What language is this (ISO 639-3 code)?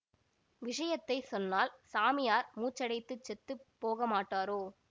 tam